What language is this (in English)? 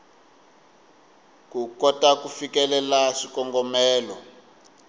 Tsonga